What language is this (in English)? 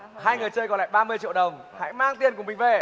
Vietnamese